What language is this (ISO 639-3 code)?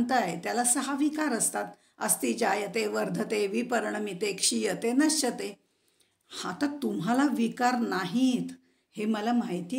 hin